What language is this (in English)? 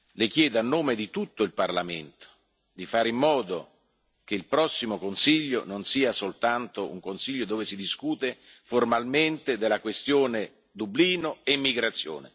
Italian